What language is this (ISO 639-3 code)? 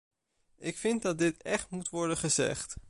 nld